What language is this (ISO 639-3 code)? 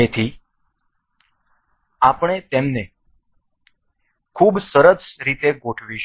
guj